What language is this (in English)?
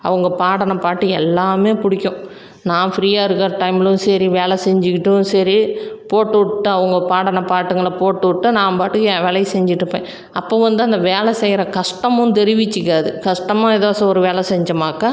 Tamil